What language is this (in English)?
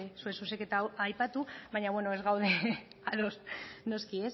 Basque